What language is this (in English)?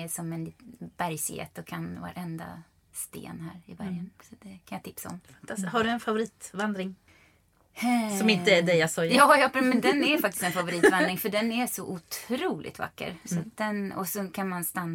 Swedish